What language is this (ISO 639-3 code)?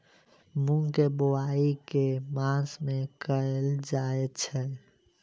mai